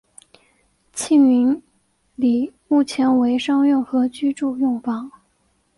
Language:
Chinese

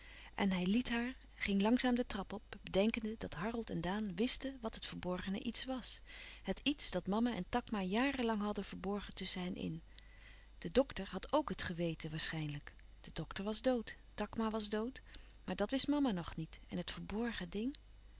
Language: Dutch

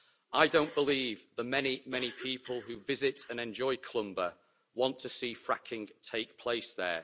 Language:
English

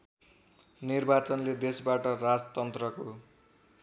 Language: Nepali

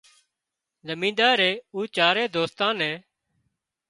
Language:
Wadiyara Koli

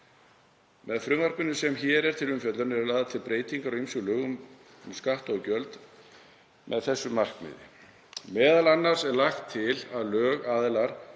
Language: Icelandic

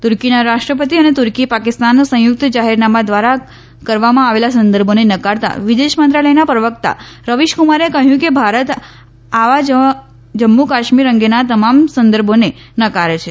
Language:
Gujarati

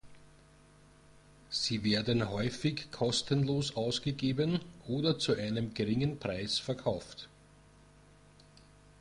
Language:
German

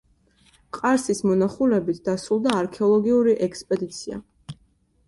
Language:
Georgian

